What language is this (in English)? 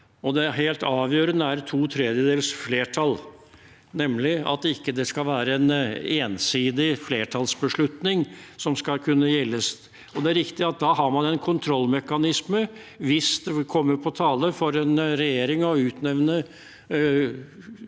Norwegian